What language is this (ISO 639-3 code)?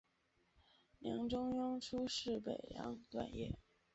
zho